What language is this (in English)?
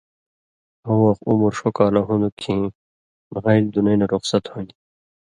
Indus Kohistani